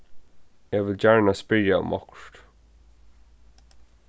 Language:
Faroese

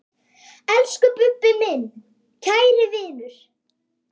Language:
Icelandic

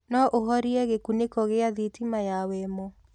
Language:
Kikuyu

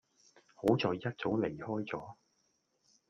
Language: Cantonese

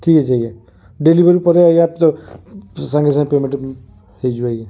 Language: Odia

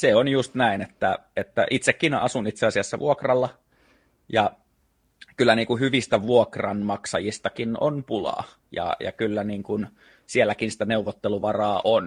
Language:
Finnish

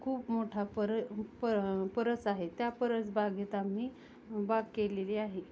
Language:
Marathi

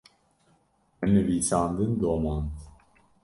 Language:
Kurdish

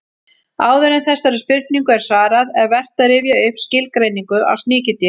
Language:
Icelandic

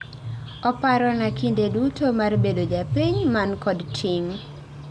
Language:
Luo (Kenya and Tanzania)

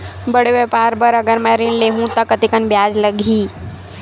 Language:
Chhattisgarhi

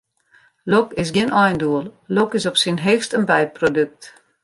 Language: Western Frisian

